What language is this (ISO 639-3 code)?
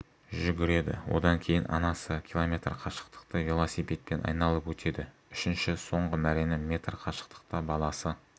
kaz